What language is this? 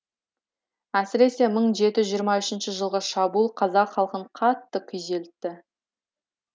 Kazakh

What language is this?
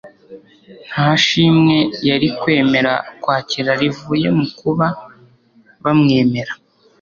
Kinyarwanda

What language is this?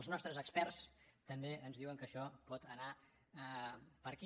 Catalan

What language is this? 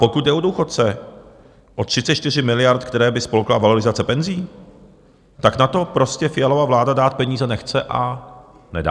Czech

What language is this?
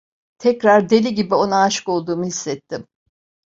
Turkish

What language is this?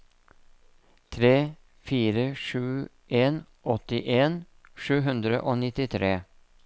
Norwegian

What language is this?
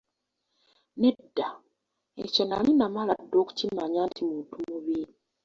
Ganda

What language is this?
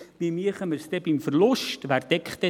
Swiss German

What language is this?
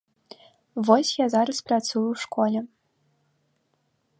Belarusian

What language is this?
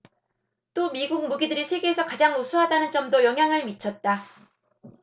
Korean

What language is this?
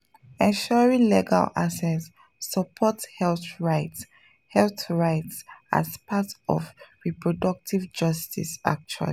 Nigerian Pidgin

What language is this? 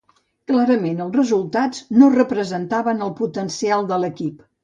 Catalan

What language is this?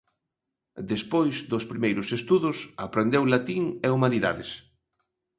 Galician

